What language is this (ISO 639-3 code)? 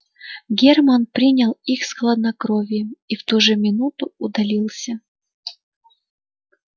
rus